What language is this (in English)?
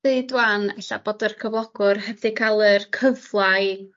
Welsh